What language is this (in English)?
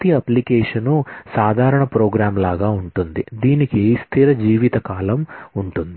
Telugu